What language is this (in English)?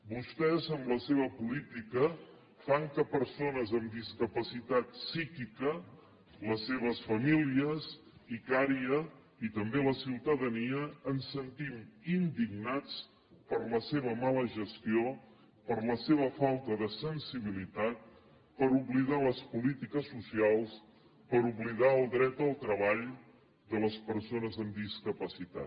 Catalan